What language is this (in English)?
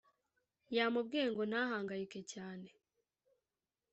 Kinyarwanda